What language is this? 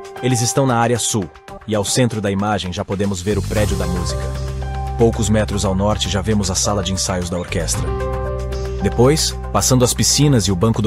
Portuguese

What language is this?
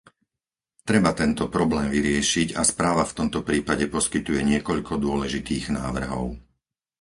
Slovak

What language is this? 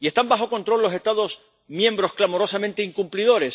Spanish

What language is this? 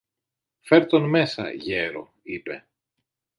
Greek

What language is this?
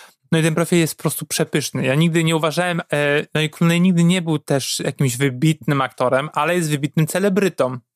Polish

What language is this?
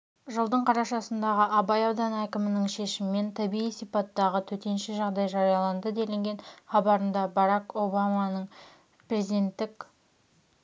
Kazakh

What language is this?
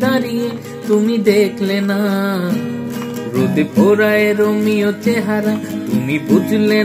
Hindi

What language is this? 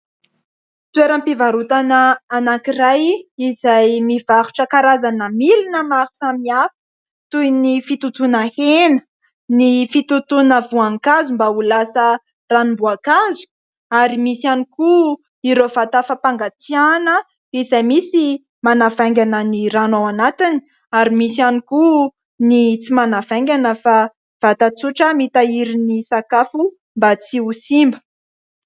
Malagasy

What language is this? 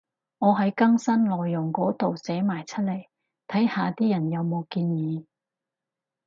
Cantonese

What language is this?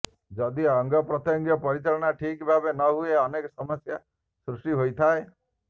Odia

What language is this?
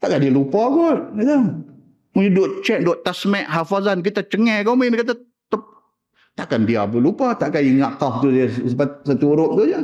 Malay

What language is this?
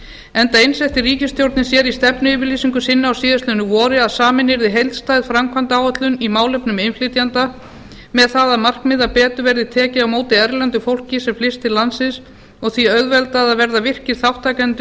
Icelandic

